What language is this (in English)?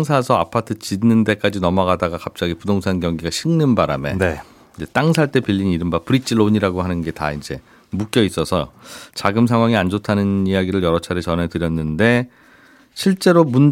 Korean